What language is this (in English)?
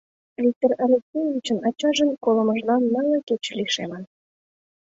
Mari